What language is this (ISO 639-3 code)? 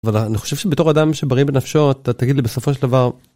heb